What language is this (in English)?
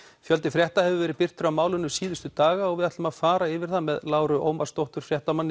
Icelandic